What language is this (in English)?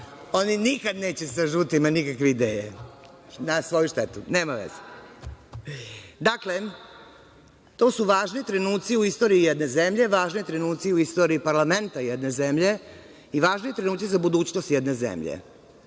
Serbian